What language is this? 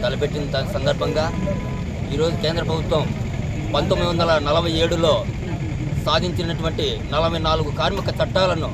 Telugu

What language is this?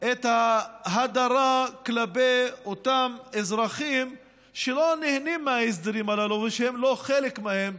Hebrew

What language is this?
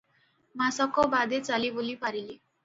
Odia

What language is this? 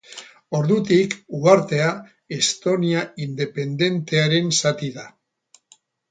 Basque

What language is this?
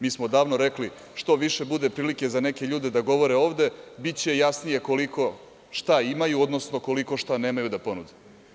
Serbian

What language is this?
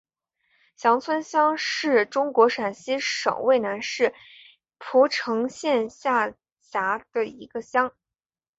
Chinese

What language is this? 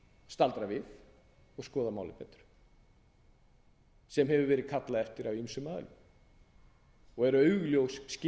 Icelandic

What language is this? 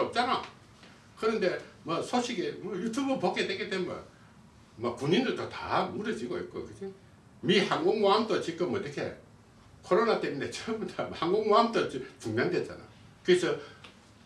Korean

